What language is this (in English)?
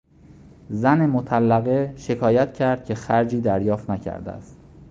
Persian